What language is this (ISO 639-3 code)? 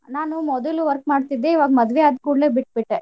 kan